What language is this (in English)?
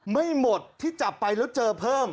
Thai